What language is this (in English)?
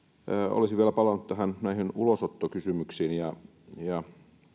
Finnish